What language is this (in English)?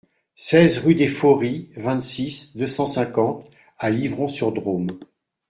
French